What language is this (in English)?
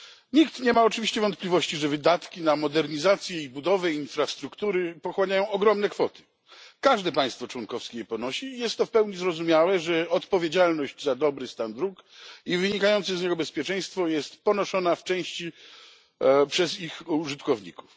Polish